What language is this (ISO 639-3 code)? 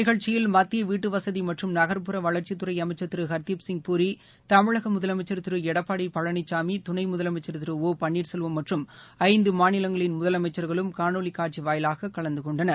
tam